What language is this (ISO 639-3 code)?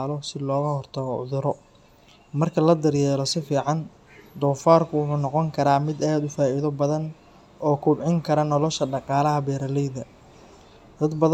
som